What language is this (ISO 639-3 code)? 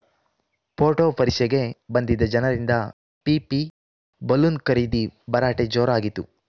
kan